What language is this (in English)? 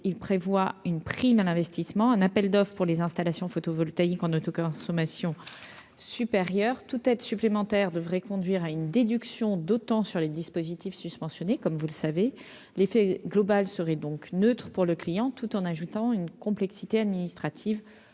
French